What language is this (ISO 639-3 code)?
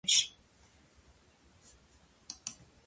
kat